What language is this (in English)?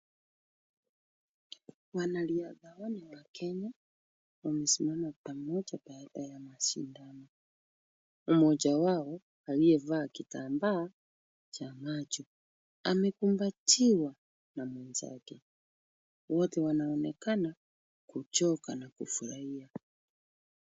Swahili